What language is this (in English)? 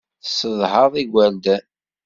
Kabyle